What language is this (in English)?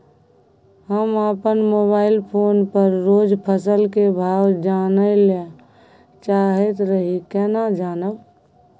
Maithili